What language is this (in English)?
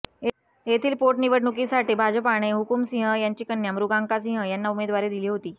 Marathi